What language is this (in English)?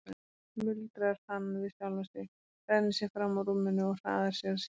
Icelandic